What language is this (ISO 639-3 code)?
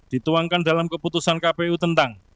ind